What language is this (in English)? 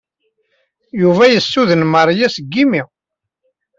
Kabyle